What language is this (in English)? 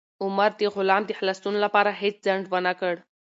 Pashto